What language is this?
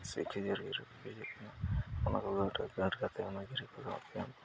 Santali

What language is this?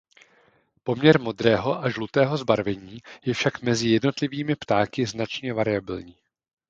Czech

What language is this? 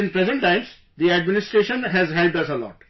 English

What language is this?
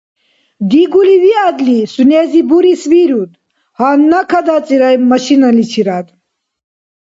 Dargwa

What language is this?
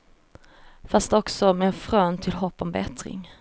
Swedish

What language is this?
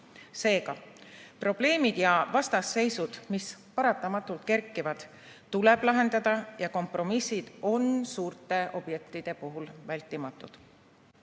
Estonian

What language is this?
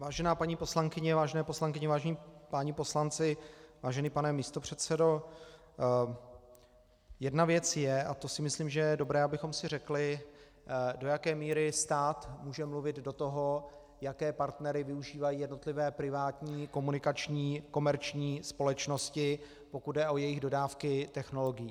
Czech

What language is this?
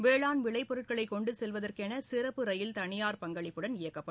Tamil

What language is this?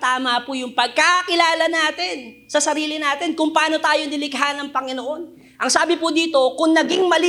Filipino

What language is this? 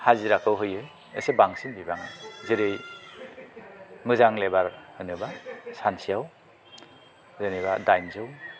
Bodo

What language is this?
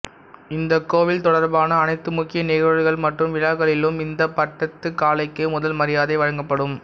Tamil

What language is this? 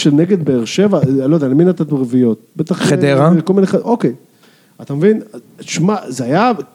Hebrew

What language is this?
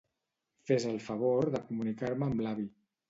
Catalan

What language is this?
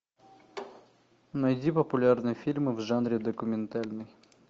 Russian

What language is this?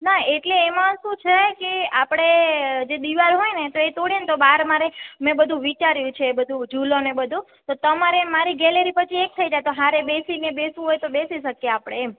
Gujarati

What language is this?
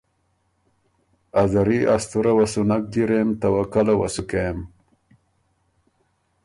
Ormuri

